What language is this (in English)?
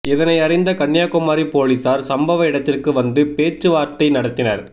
Tamil